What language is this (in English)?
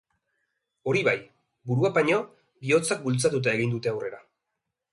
Basque